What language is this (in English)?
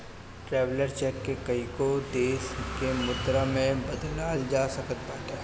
Bhojpuri